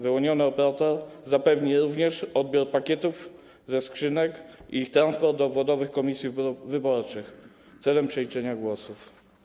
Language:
Polish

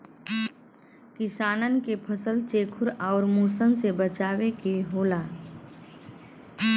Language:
Bhojpuri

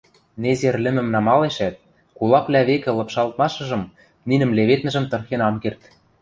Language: Western Mari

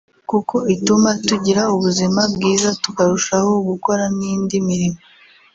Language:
Kinyarwanda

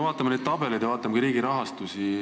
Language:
Estonian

